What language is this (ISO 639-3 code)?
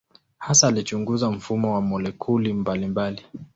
swa